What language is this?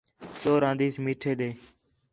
Khetrani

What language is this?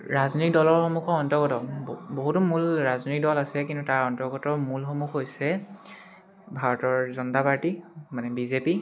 Assamese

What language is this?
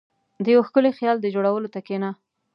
Pashto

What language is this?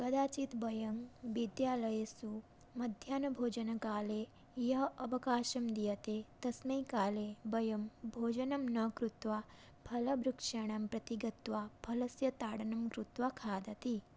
Sanskrit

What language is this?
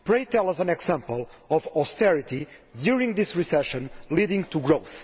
English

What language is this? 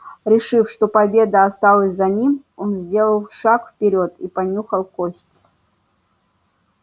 Russian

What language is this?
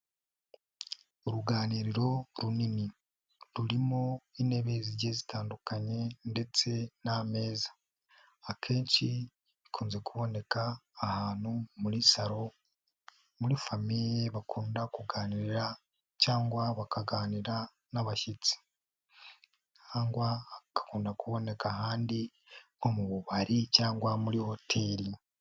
Kinyarwanda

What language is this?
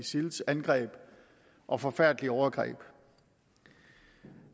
Danish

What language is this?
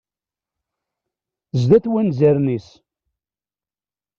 Kabyle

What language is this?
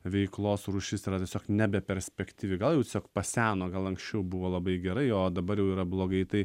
Lithuanian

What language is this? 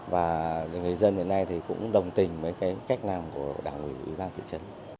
Vietnamese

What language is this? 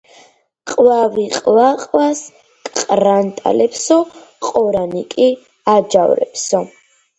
Georgian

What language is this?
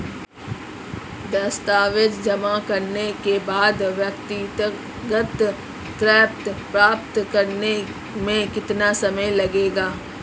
Hindi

